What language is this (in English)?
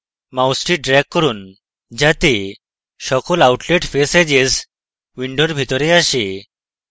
Bangla